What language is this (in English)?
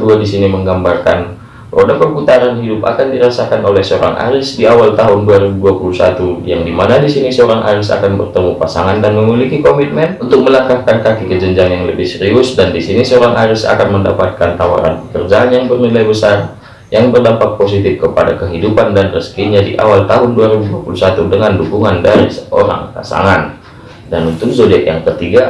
Indonesian